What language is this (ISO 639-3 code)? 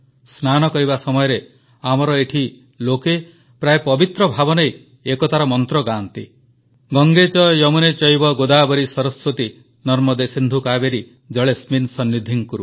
ori